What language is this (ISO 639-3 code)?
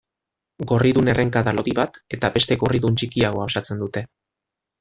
eus